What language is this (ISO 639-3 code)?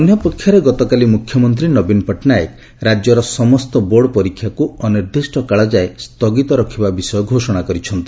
ori